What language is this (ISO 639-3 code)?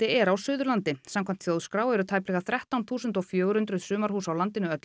isl